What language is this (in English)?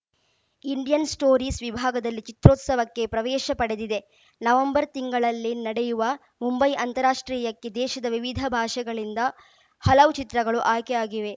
Kannada